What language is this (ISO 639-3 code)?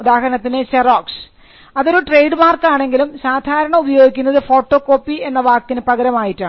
mal